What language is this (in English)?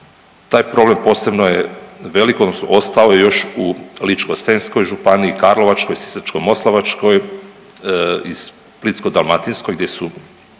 Croatian